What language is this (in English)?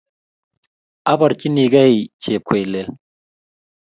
Kalenjin